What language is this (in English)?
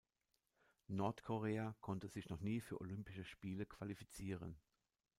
German